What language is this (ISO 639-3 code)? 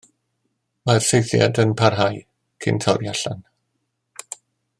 cym